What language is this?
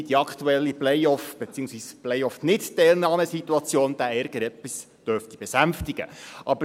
Swiss German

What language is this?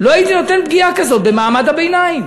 Hebrew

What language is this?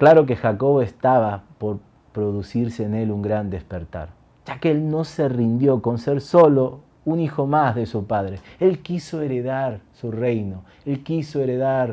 Spanish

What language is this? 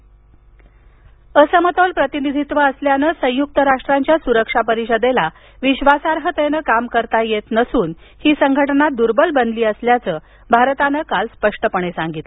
Marathi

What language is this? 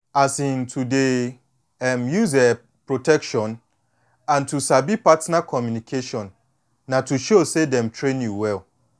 Nigerian Pidgin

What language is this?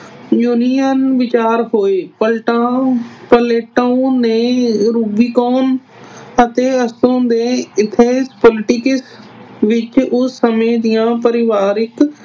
Punjabi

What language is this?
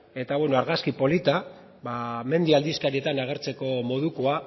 Basque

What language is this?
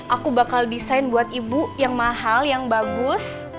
Indonesian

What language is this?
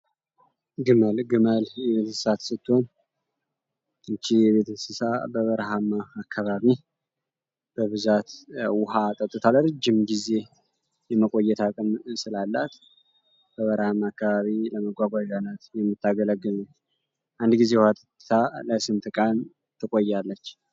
Amharic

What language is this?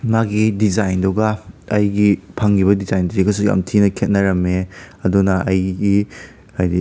Manipuri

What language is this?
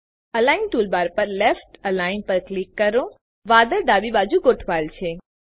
Gujarati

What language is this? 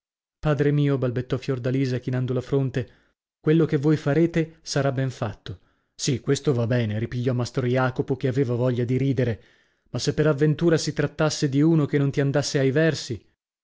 Italian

